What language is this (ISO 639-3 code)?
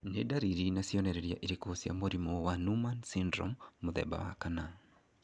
kik